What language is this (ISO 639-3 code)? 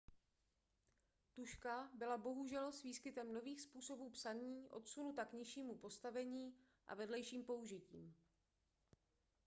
ces